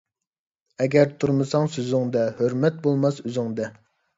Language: Uyghur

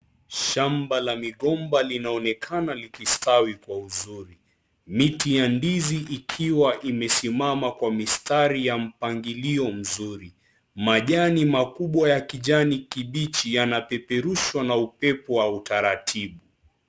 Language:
Swahili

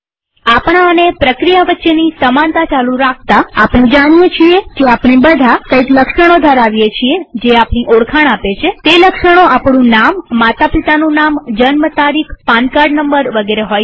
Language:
Gujarati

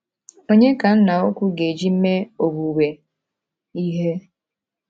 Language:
Igbo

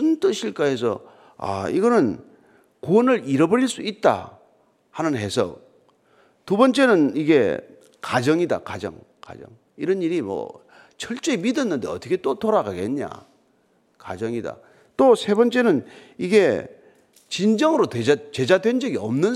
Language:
Korean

